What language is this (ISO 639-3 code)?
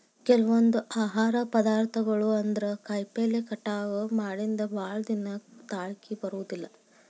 kan